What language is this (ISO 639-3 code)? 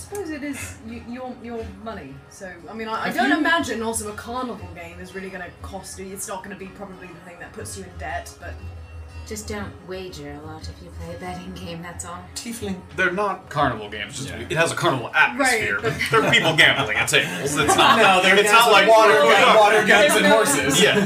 eng